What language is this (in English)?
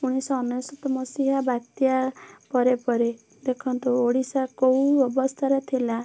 Odia